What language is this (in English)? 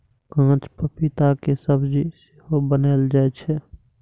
Maithili